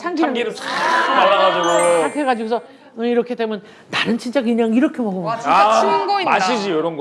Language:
Korean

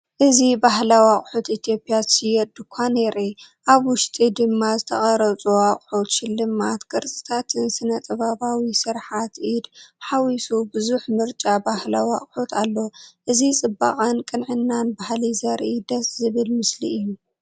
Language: Tigrinya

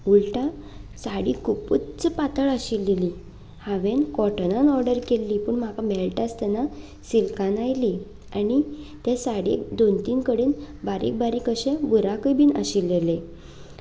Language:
Konkani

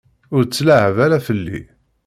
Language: Kabyle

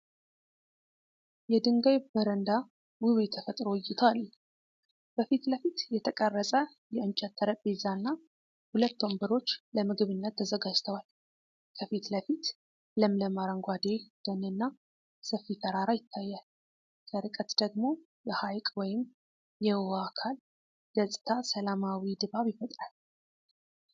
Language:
Amharic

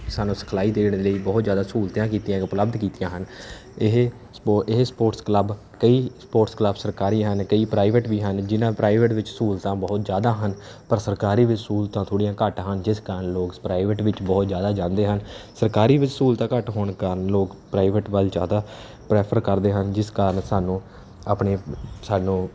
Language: Punjabi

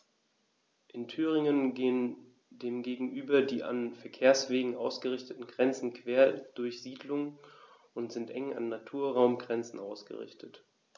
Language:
German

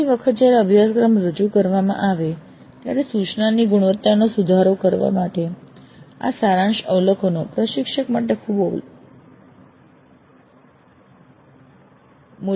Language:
Gujarati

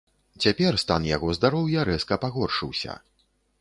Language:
Belarusian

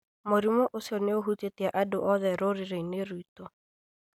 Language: Kikuyu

